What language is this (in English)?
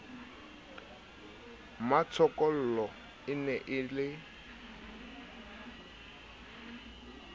Southern Sotho